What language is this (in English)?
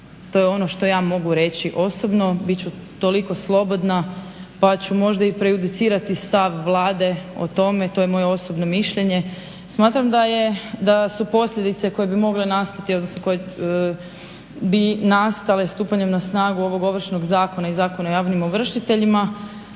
Croatian